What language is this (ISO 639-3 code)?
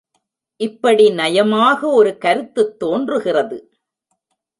tam